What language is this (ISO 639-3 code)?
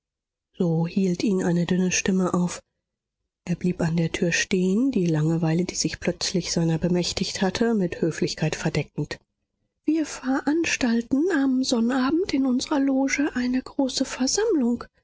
deu